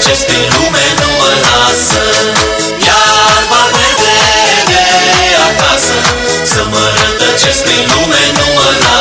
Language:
Bulgarian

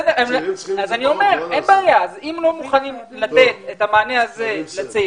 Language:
Hebrew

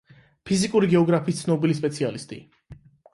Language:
Georgian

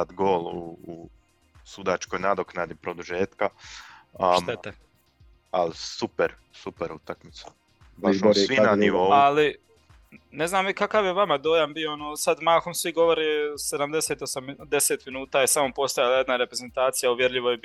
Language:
Croatian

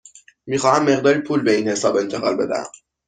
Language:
Persian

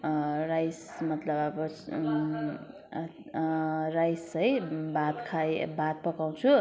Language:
Nepali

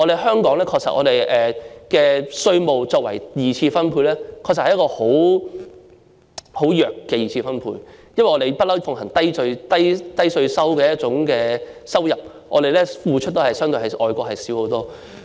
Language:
Cantonese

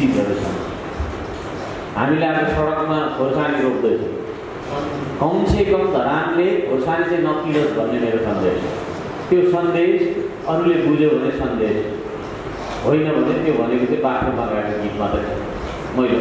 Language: Indonesian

